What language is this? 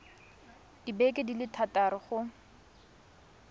Tswana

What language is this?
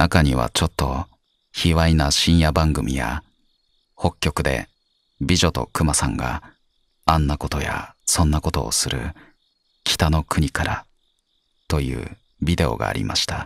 Japanese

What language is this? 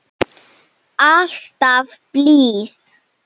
Icelandic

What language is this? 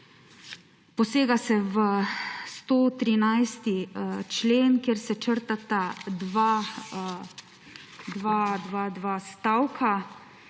Slovenian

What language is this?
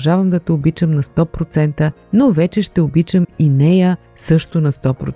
Bulgarian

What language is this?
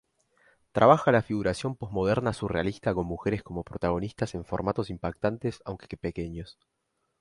Spanish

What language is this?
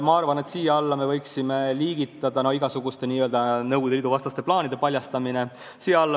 Estonian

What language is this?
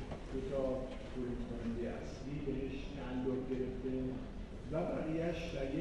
Persian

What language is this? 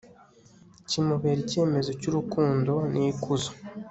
Kinyarwanda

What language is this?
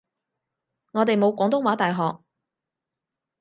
Cantonese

